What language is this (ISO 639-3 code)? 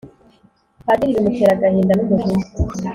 kin